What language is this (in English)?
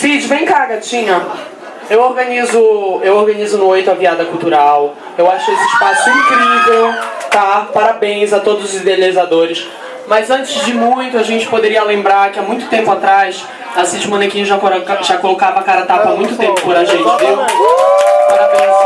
Portuguese